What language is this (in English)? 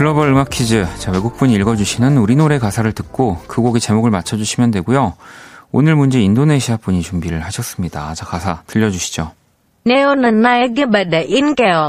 Korean